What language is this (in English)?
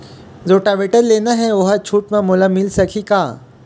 Chhattisgarhi